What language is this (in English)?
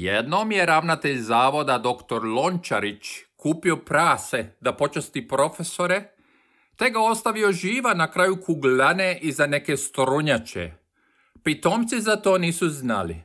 Croatian